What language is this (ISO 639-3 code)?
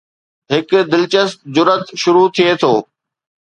snd